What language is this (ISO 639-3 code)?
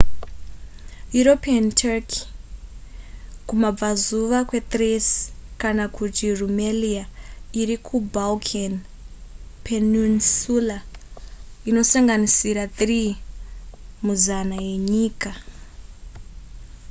sna